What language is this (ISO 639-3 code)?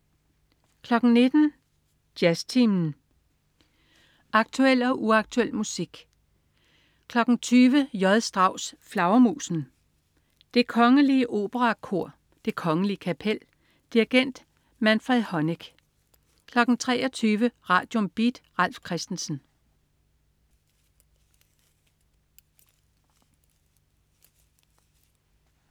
dan